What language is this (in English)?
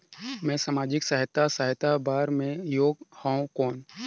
Chhattisgarhi